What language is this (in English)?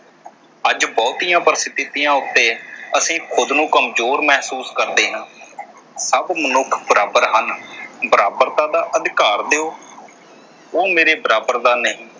Punjabi